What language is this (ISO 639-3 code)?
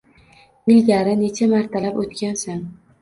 uzb